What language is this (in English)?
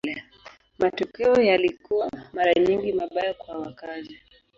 Swahili